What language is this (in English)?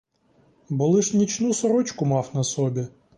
Ukrainian